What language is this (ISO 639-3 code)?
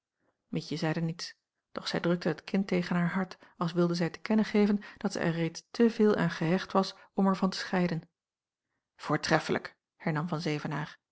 nld